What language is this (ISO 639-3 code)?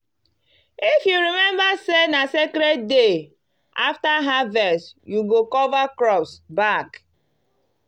pcm